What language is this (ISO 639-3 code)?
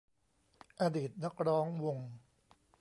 tha